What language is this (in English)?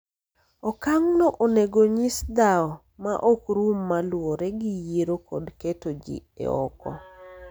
Luo (Kenya and Tanzania)